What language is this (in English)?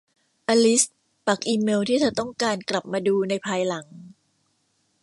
Thai